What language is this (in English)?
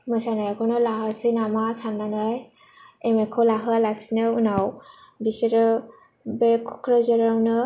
Bodo